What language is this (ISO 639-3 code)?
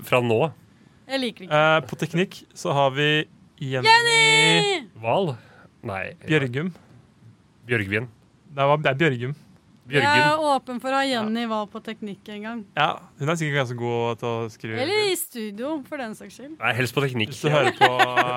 dan